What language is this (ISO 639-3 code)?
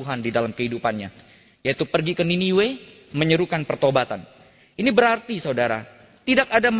ind